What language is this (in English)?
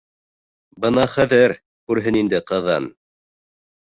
Bashkir